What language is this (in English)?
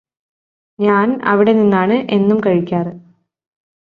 Malayalam